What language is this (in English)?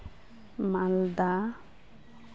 Santali